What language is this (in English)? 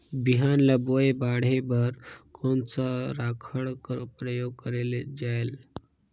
Chhattisgarhi